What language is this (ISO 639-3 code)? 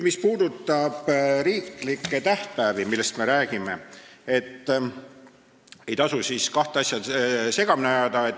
est